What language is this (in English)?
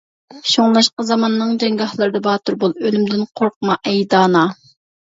Uyghur